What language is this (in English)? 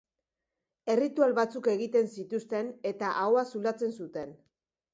Basque